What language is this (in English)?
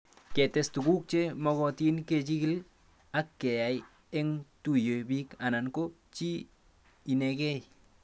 Kalenjin